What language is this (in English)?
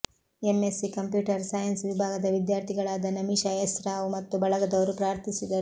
Kannada